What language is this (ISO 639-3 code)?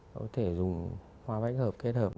vie